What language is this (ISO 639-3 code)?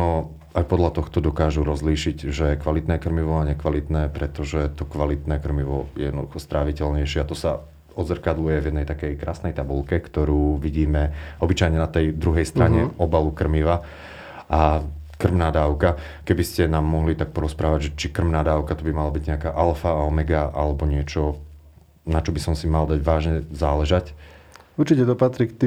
slk